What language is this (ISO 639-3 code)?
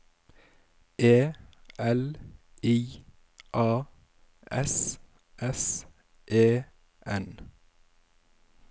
nor